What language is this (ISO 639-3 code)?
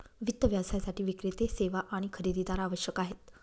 mar